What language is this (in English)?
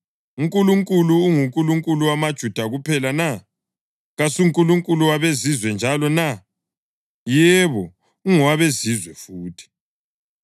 North Ndebele